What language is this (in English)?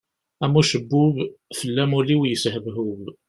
Kabyle